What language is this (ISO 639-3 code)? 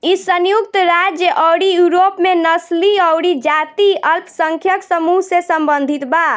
bho